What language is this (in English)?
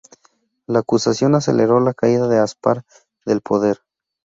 Spanish